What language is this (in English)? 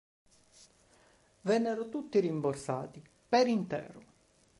Italian